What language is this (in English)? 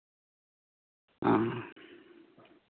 Santali